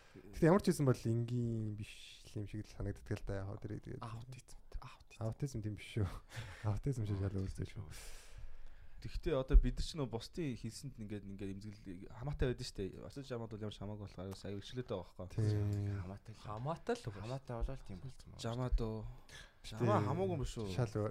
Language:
Korean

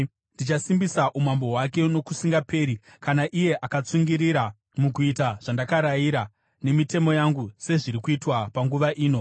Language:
Shona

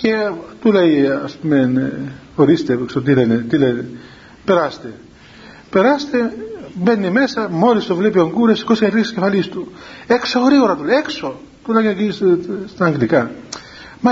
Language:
Greek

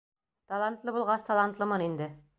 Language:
Bashkir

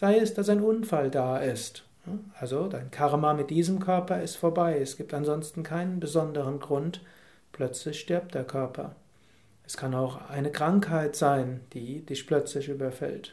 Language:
German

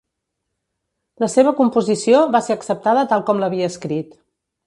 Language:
Catalan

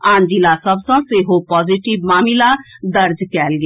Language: Maithili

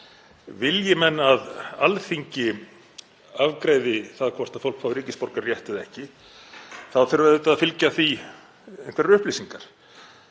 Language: Icelandic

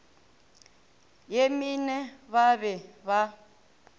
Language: Northern Sotho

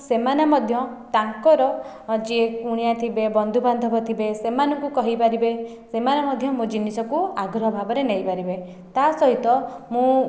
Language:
Odia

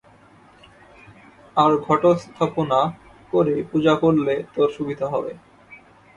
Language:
Bangla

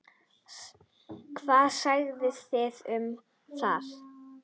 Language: Icelandic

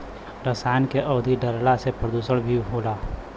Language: Bhojpuri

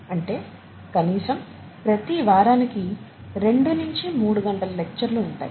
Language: Telugu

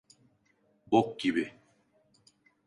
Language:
Turkish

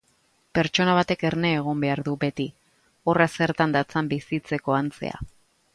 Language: Basque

